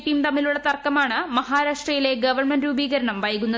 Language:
Malayalam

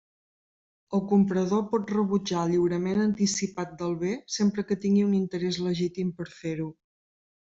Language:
Catalan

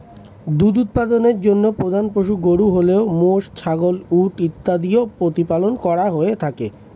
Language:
Bangla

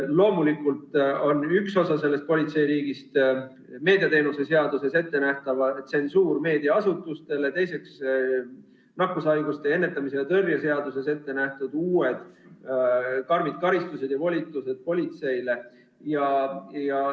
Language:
Estonian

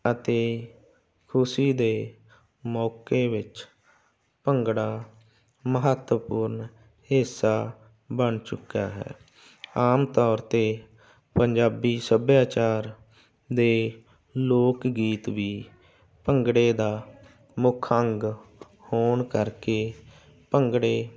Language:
Punjabi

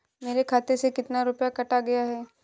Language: Hindi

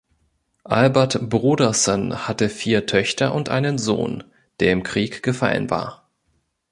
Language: German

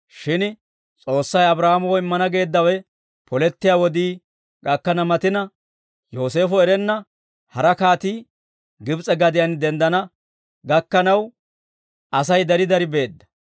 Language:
Dawro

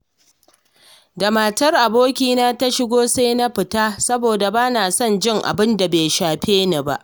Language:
Hausa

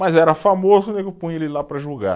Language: Portuguese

